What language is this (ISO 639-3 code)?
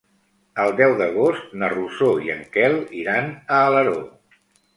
cat